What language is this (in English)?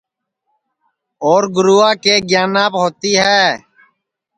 Sansi